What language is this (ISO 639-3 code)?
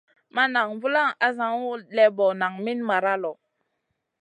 mcn